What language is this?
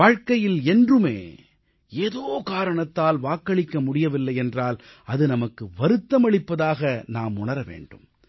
Tamil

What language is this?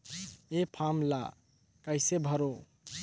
Chhattisgarhi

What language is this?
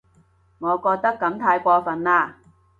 Cantonese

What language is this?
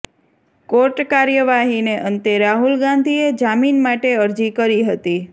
Gujarati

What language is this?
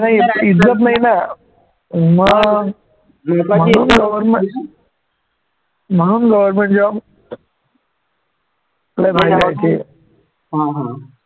Marathi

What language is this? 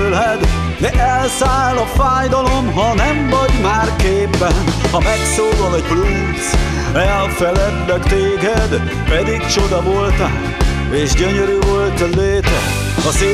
Hungarian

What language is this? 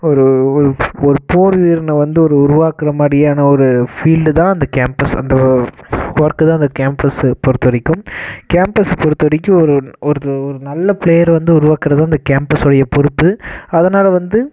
Tamil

